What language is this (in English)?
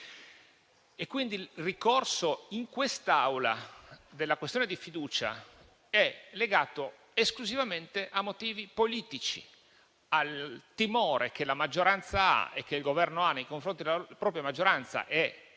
Italian